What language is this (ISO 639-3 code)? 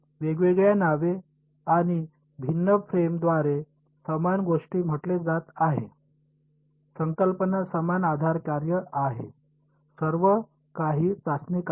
mar